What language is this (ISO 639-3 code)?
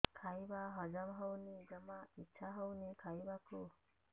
ori